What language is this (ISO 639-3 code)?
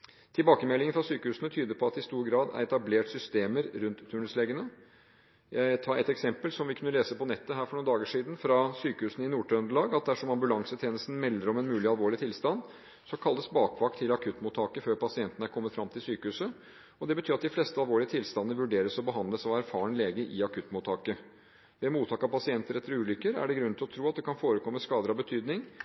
nob